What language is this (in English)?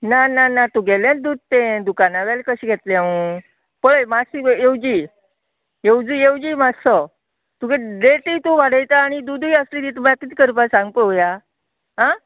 Konkani